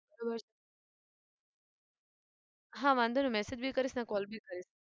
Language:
Gujarati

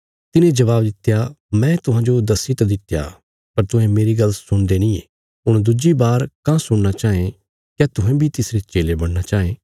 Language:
Bilaspuri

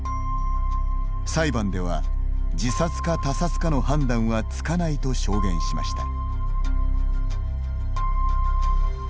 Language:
Japanese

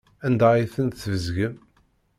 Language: Kabyle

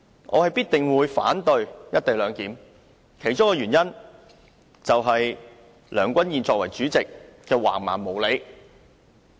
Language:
Cantonese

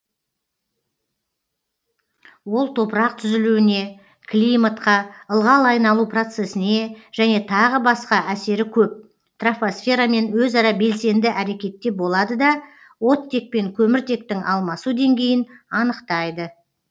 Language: Kazakh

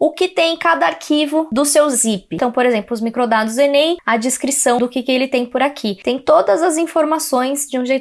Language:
Portuguese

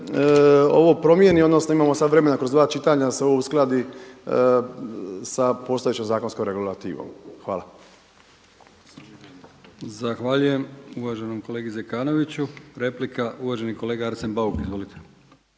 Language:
Croatian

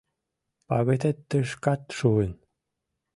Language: Mari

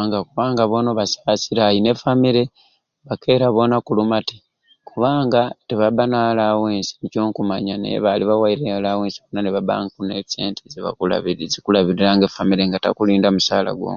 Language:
Ruuli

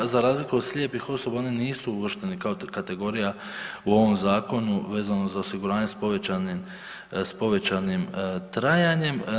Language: Croatian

